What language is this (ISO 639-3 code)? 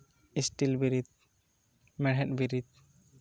sat